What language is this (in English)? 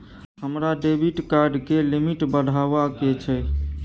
Maithili